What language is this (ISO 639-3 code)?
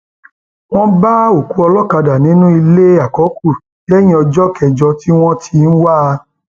yor